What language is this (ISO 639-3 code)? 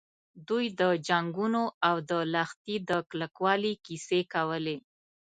pus